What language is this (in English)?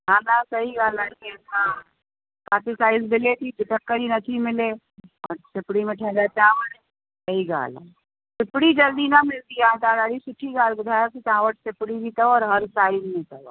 Sindhi